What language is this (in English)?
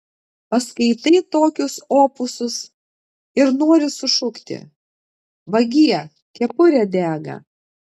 Lithuanian